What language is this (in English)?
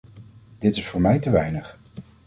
Dutch